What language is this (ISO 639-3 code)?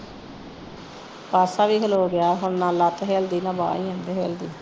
pan